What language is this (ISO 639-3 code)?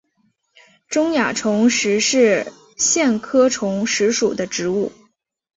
zho